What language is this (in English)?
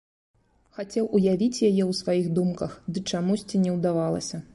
Belarusian